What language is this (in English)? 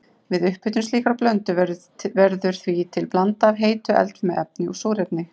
Icelandic